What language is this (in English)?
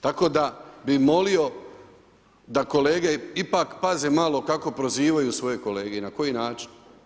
Croatian